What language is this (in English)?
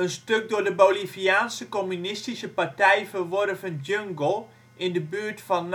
Dutch